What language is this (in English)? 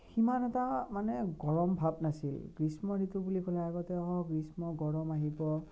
Assamese